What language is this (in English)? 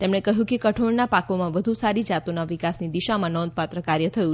Gujarati